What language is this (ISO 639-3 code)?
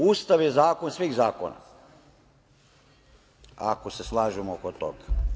srp